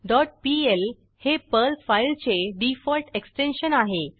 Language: Marathi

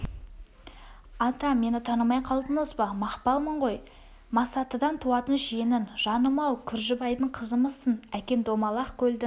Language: Kazakh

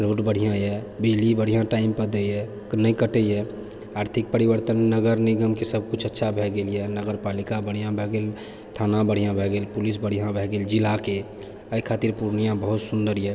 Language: Maithili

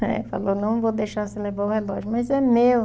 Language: Portuguese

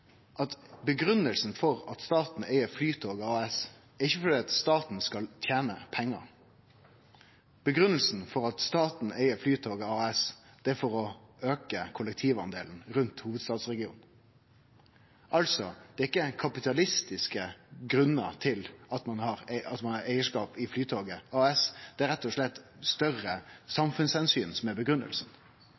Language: Norwegian Nynorsk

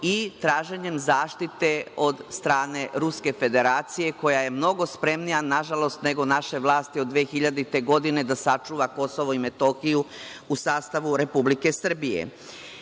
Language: Serbian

